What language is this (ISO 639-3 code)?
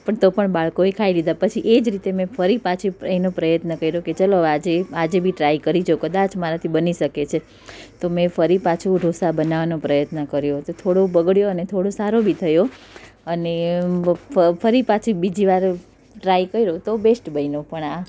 guj